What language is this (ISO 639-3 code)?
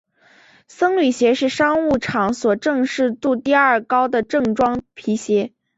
zho